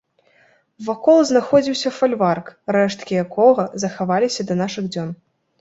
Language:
Belarusian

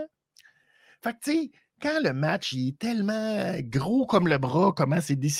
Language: French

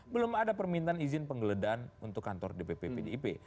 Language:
Indonesian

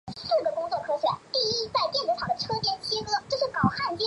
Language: Chinese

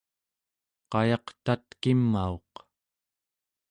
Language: Central Yupik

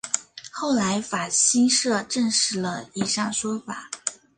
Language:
Chinese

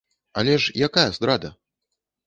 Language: Belarusian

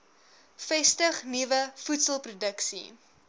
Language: Afrikaans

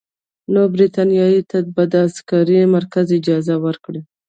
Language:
Pashto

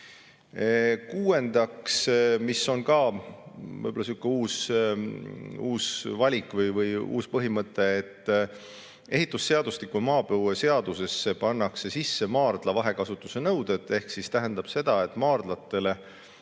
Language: Estonian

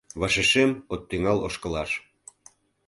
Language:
Mari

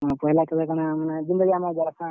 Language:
Odia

